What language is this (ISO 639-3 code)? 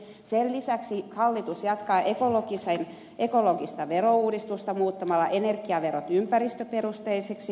fin